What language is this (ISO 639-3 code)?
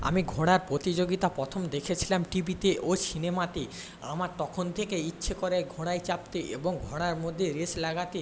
ben